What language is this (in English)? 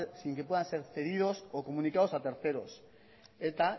Spanish